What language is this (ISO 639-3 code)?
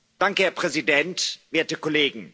deu